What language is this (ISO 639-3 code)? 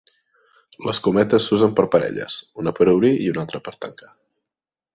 cat